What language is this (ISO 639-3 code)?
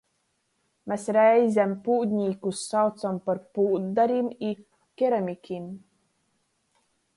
ltg